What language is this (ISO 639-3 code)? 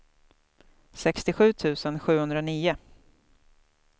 swe